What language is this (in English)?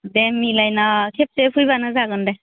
Bodo